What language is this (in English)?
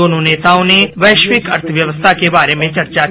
Hindi